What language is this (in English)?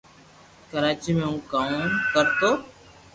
Loarki